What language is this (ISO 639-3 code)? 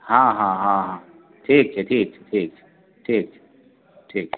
mai